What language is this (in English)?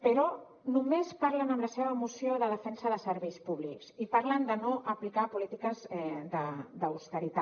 Catalan